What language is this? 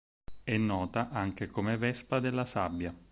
Italian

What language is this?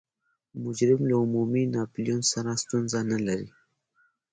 Pashto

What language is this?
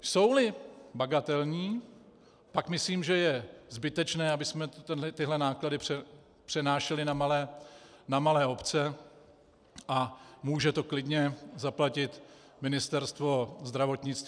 Czech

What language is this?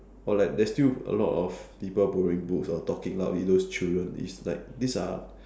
English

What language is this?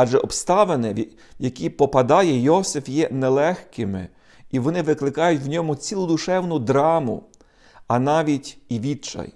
Ukrainian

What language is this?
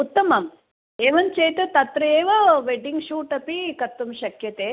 Sanskrit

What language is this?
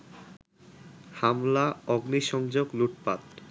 Bangla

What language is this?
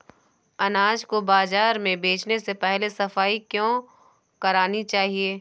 Hindi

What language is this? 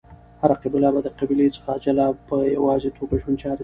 Pashto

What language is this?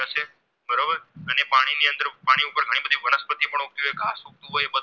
Gujarati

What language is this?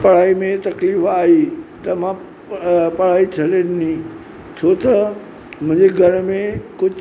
Sindhi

